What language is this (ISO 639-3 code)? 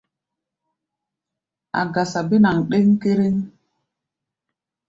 gba